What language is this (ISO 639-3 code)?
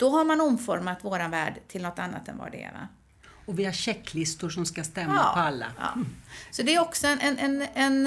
swe